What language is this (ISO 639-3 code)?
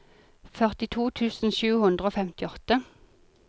nor